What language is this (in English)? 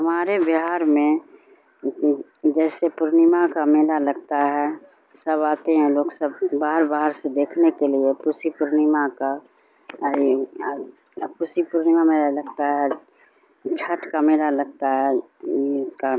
Urdu